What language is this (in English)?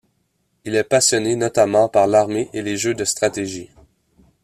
French